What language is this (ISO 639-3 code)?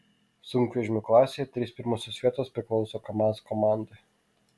lit